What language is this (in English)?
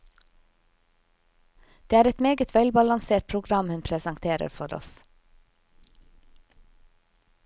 Norwegian